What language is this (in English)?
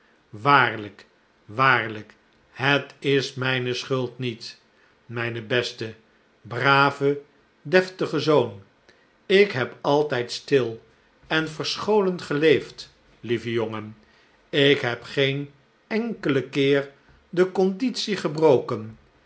Dutch